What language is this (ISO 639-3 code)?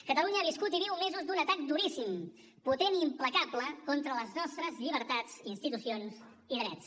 cat